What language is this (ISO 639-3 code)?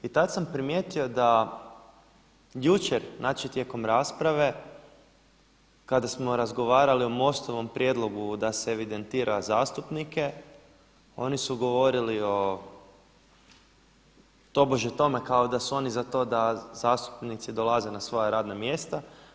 hrv